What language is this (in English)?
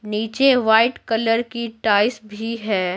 Hindi